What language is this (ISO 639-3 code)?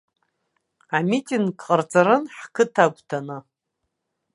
abk